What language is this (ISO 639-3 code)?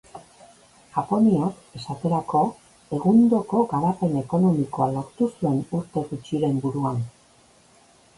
eus